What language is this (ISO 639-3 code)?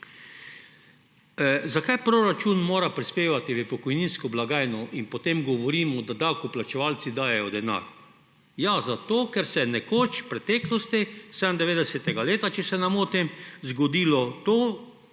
slv